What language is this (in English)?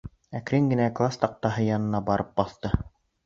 Bashkir